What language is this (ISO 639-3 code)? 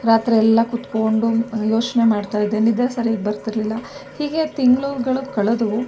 kan